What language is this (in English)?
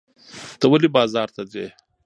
Pashto